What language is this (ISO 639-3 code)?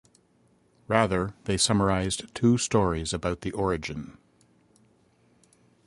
eng